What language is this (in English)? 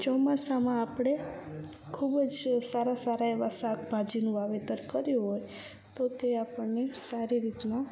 Gujarati